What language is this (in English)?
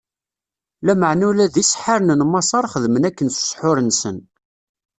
Kabyle